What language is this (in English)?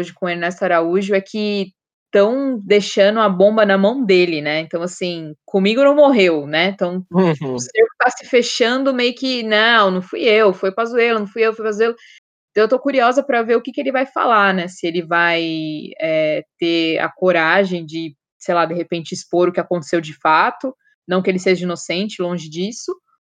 Portuguese